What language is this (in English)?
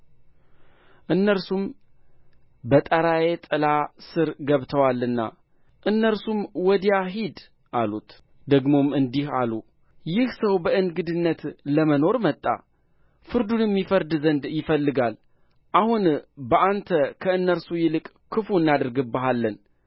Amharic